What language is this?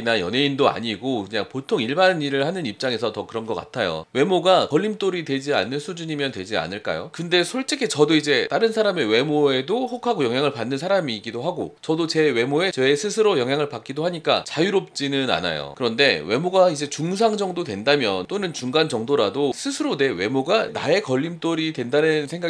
Korean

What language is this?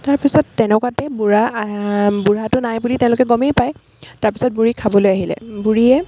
Assamese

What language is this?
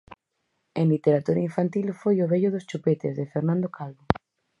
Galician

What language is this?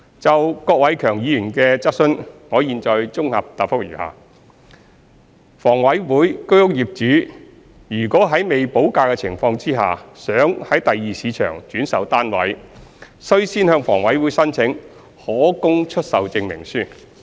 Cantonese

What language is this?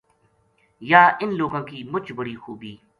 Gujari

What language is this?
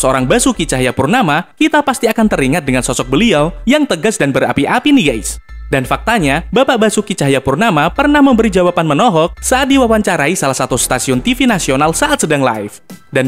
Indonesian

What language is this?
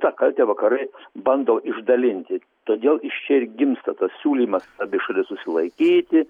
Lithuanian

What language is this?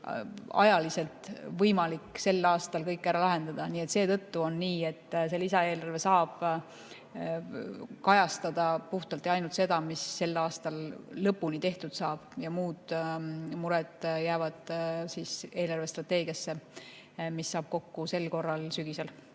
Estonian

